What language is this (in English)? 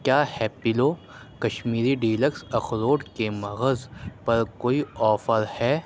Urdu